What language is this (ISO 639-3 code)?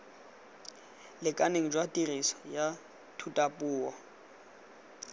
tsn